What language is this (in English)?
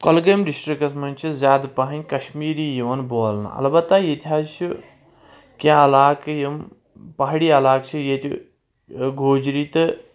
Kashmiri